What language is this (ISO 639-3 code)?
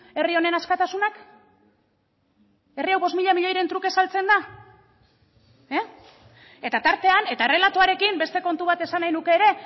eus